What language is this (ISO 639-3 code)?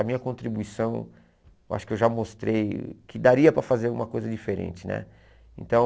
por